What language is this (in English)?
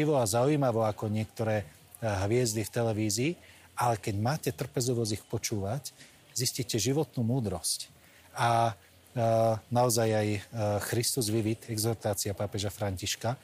Slovak